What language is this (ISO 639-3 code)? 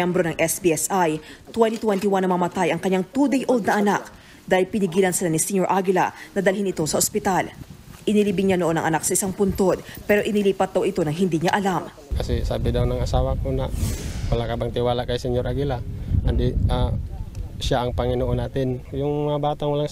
fil